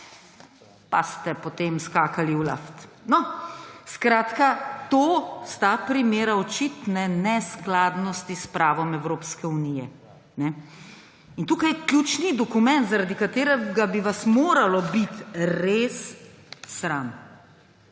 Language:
Slovenian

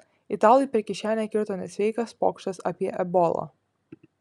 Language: Lithuanian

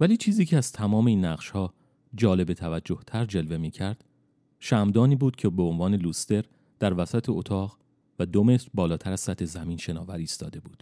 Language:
Persian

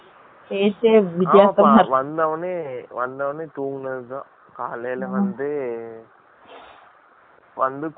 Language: Tamil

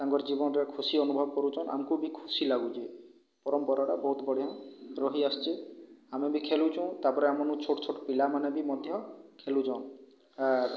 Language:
Odia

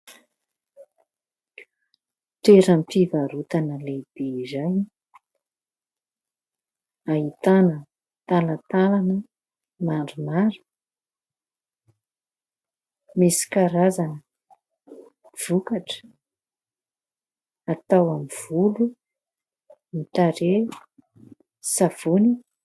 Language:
Malagasy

